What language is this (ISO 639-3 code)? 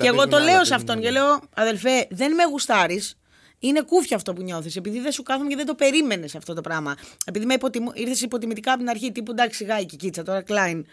ell